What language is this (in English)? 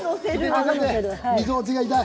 Japanese